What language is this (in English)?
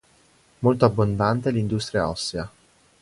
Italian